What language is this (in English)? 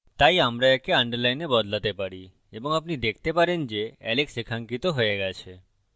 Bangla